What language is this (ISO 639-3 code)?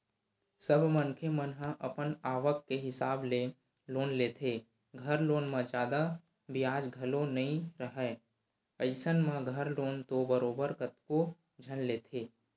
hne